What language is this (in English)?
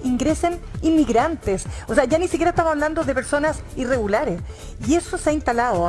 Spanish